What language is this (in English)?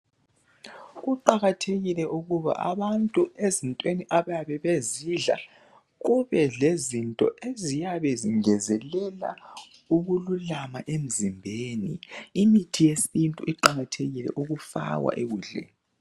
North Ndebele